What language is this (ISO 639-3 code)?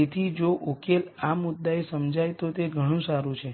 guj